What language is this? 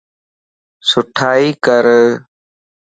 Lasi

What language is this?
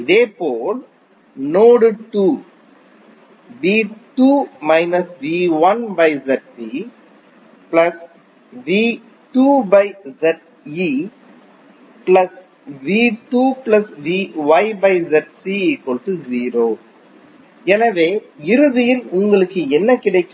Tamil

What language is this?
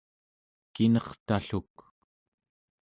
Central Yupik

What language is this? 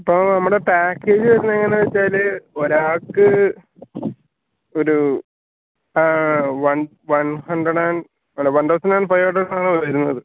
Malayalam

